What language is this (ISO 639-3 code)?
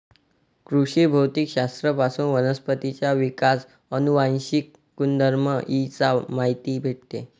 mar